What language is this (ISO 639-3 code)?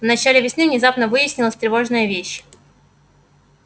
rus